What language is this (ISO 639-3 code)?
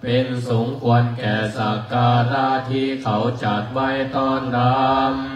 tha